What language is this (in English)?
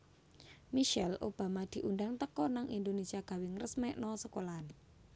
Javanese